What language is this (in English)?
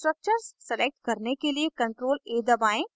Hindi